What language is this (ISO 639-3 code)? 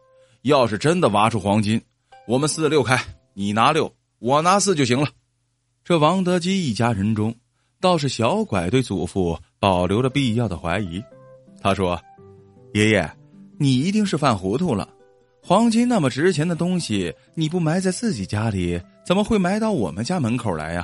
zho